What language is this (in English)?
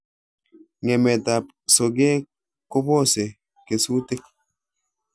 Kalenjin